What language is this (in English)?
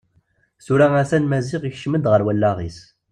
Kabyle